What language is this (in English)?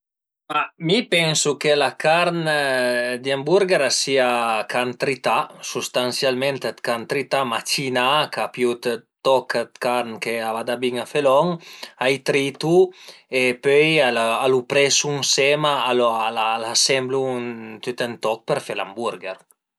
Piedmontese